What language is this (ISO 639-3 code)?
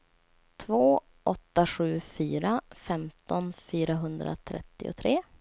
swe